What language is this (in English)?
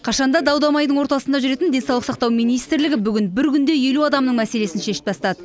Kazakh